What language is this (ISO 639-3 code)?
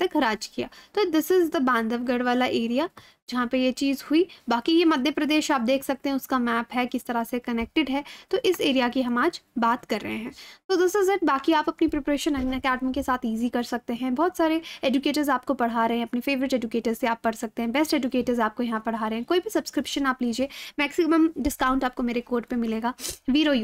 hin